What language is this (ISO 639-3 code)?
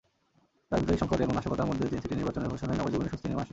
ben